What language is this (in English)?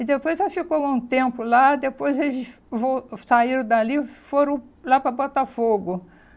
Portuguese